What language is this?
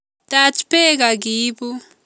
Kalenjin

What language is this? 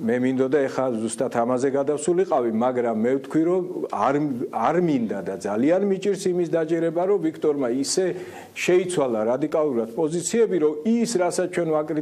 Slovak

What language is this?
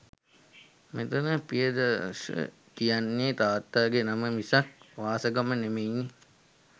Sinhala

